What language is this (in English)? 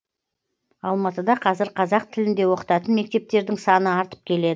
Kazakh